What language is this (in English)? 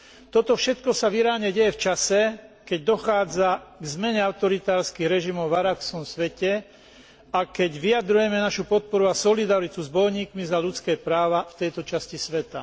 Slovak